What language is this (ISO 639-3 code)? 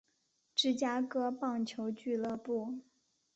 zho